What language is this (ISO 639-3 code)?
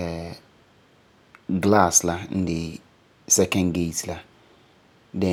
gur